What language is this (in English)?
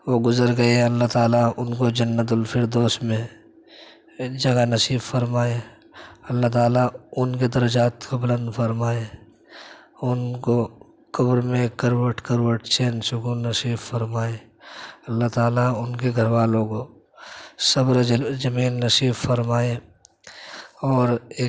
Urdu